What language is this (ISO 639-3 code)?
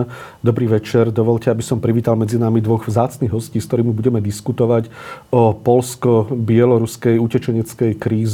slk